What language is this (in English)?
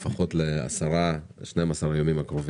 Hebrew